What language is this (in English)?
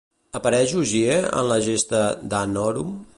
Catalan